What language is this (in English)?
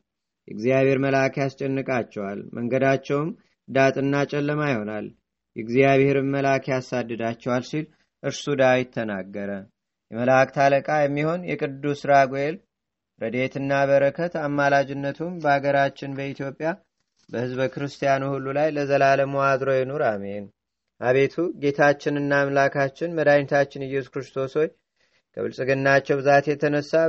Amharic